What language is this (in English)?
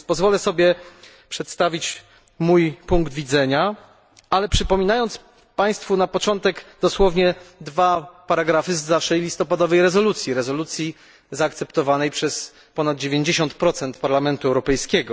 Polish